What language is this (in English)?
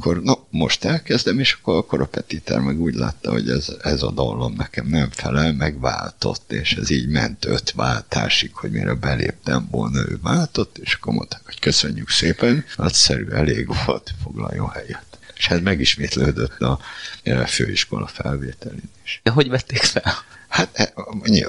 Hungarian